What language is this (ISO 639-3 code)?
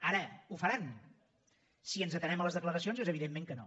cat